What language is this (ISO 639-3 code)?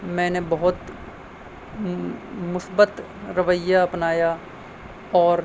urd